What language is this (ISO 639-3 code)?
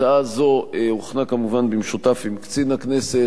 heb